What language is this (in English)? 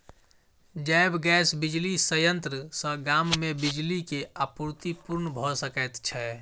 Maithili